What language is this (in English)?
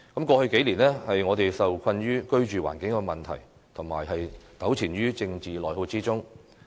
Cantonese